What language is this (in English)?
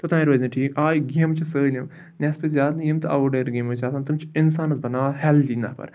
Kashmiri